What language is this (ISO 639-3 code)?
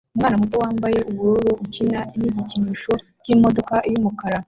kin